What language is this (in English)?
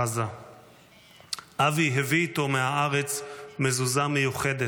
Hebrew